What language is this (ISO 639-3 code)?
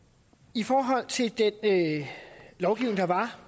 dan